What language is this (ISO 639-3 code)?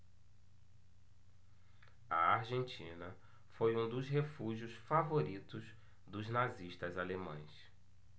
por